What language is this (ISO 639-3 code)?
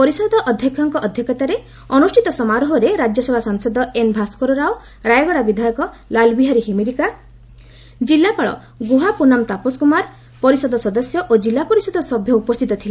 ori